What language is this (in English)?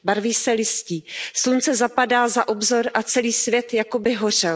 Czech